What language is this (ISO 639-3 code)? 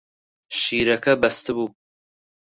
ckb